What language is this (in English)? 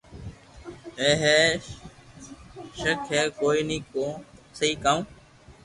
Loarki